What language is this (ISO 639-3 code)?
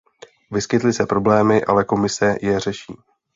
ces